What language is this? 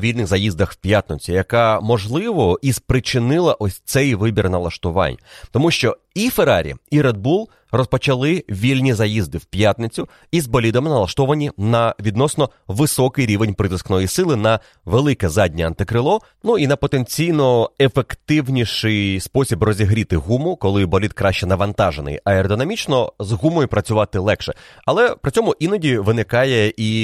Ukrainian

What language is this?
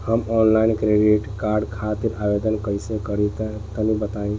Bhojpuri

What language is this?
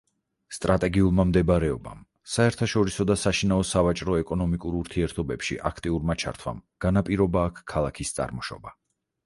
Georgian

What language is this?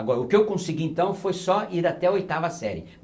Portuguese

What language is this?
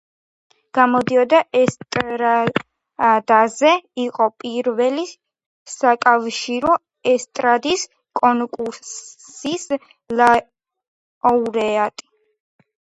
Georgian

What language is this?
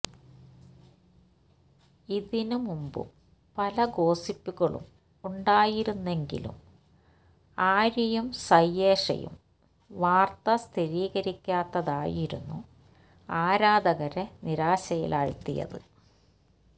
Malayalam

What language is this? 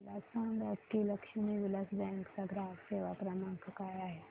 Marathi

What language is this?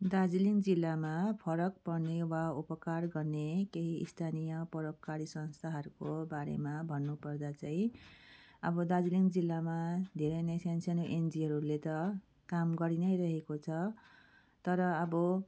Nepali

